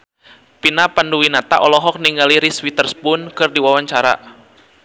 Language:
Sundanese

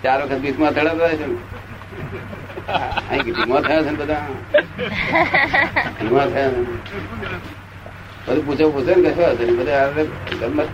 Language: Gujarati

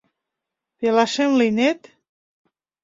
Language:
Mari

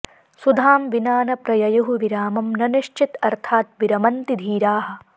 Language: Sanskrit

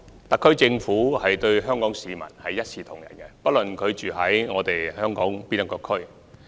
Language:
Cantonese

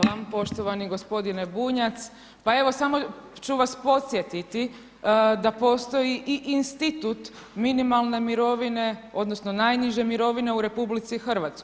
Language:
Croatian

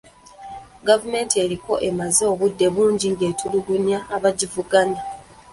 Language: Ganda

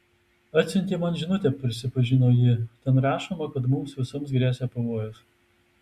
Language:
Lithuanian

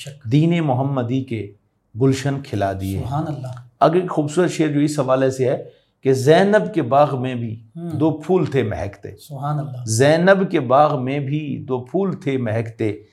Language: Urdu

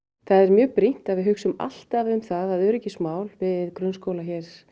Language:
Icelandic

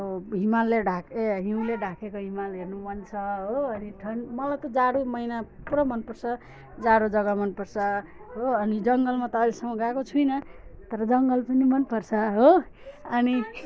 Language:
Nepali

